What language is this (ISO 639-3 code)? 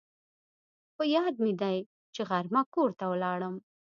pus